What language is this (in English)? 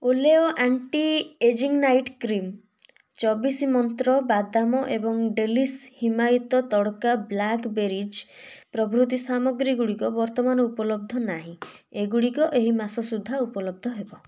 Odia